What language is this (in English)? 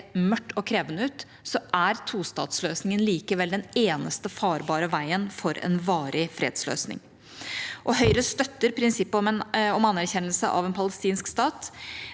Norwegian